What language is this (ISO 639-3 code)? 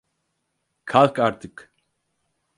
tur